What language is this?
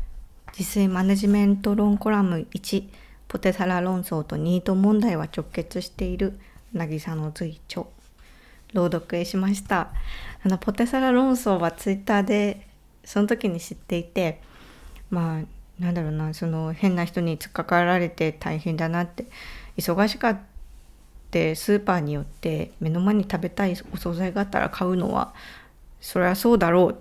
Japanese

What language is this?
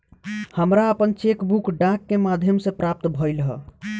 Bhojpuri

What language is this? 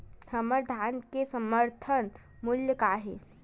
Chhattisgarhi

